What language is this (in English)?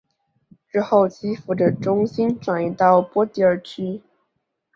Chinese